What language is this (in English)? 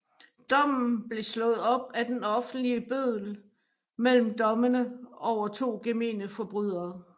Danish